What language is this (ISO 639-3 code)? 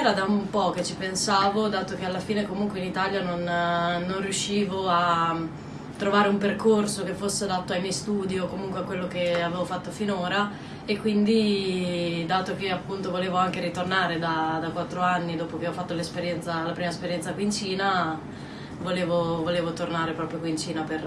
ita